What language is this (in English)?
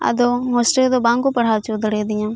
Santali